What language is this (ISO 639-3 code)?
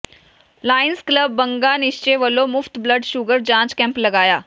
pan